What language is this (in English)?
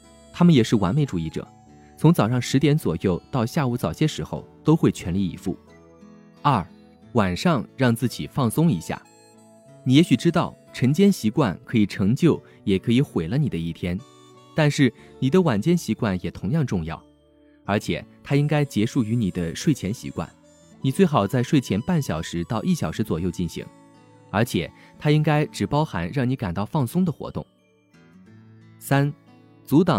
Chinese